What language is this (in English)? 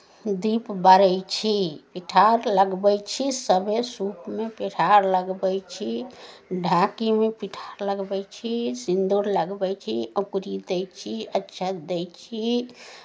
Maithili